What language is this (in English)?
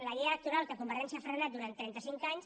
Catalan